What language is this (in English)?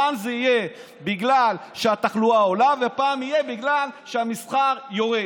Hebrew